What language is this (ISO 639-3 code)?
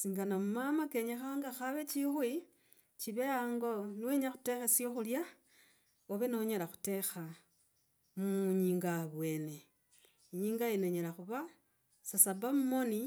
rag